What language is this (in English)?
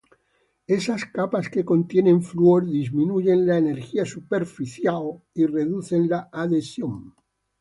Spanish